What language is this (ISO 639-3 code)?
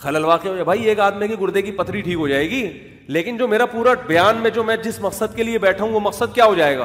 urd